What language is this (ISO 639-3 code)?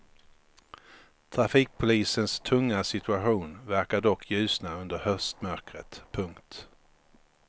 swe